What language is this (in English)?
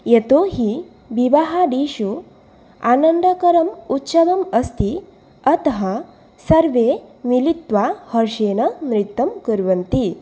Sanskrit